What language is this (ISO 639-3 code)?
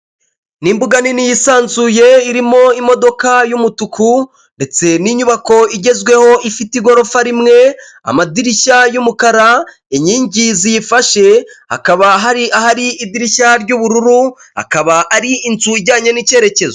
kin